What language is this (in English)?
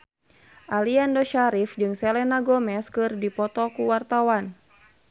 Sundanese